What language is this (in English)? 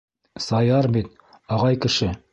Bashkir